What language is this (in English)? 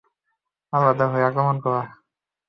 Bangla